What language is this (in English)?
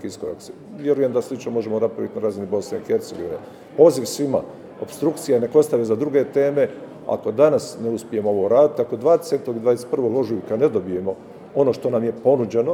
Croatian